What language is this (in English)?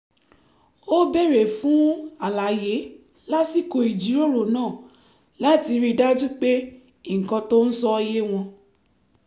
Yoruba